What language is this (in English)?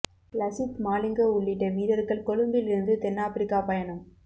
Tamil